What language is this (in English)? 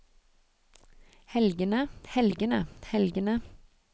Norwegian